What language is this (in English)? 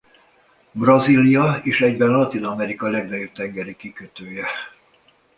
Hungarian